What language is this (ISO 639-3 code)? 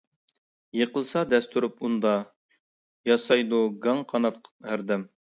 uig